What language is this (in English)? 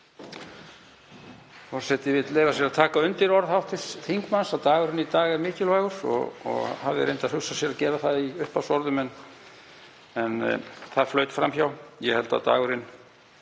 Icelandic